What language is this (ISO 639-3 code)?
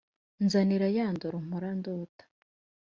kin